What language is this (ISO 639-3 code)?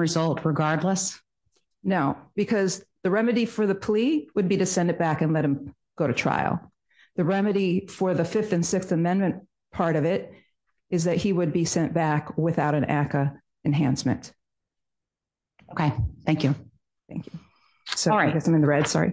eng